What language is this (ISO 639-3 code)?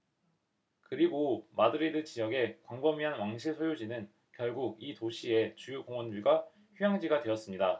kor